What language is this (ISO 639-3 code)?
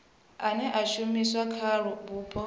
ven